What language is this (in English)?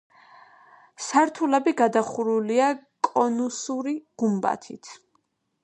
Georgian